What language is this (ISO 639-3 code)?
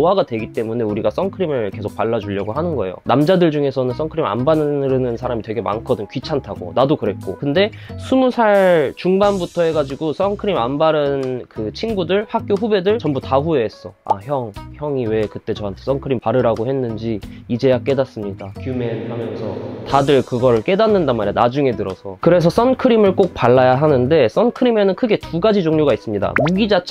kor